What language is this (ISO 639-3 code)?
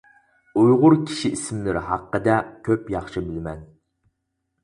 uig